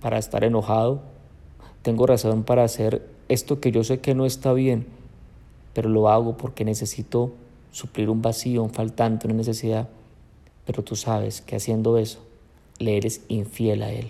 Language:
Spanish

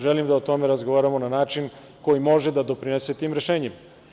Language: Serbian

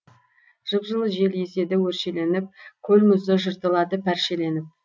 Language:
Kazakh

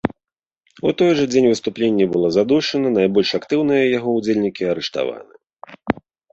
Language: Belarusian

